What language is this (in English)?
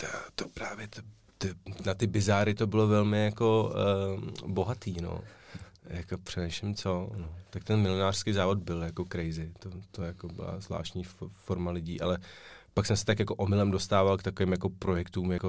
Czech